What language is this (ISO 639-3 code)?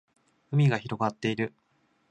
jpn